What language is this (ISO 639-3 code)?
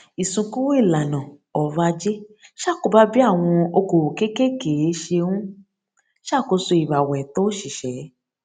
yor